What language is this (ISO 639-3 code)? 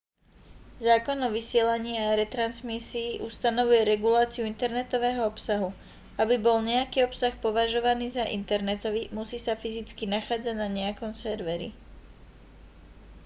slk